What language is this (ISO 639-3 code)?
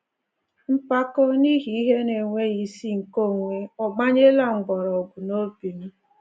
ibo